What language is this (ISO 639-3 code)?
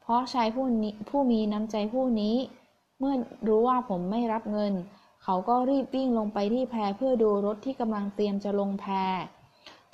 tha